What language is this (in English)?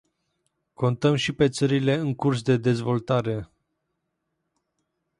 Romanian